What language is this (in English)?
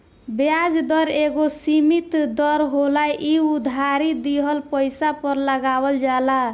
Bhojpuri